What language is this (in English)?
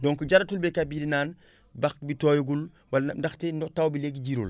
Wolof